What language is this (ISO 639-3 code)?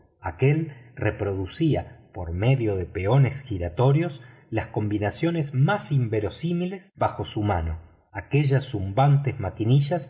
spa